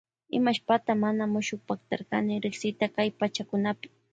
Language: Loja Highland Quichua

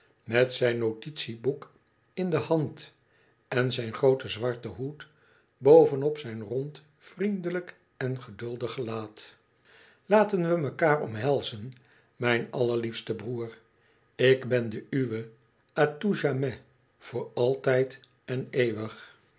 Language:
Dutch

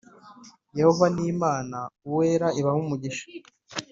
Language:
Kinyarwanda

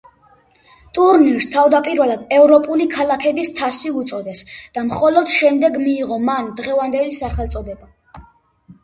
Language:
Georgian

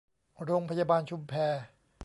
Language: Thai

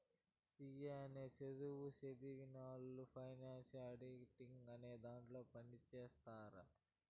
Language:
Telugu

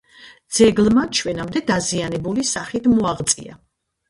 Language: Georgian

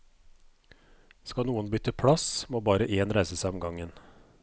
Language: Norwegian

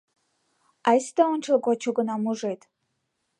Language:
Mari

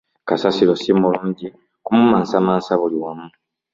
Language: Ganda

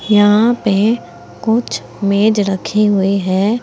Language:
Hindi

